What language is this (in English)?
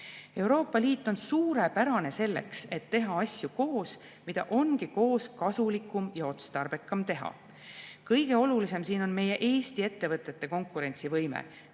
Estonian